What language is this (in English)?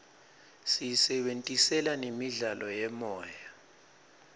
Swati